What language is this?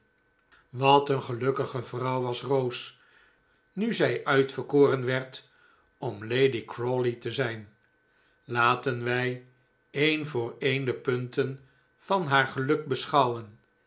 Dutch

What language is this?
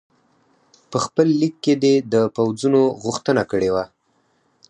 Pashto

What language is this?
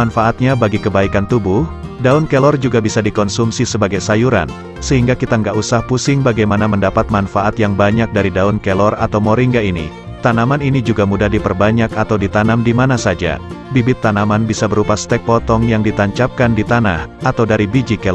Indonesian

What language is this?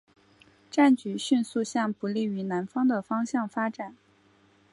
Chinese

